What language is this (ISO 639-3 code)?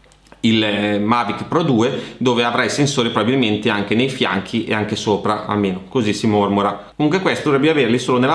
ita